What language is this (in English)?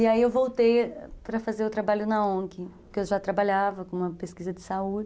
Portuguese